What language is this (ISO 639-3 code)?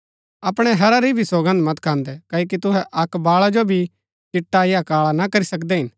gbk